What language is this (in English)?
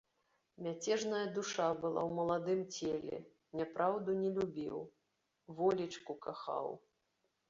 Belarusian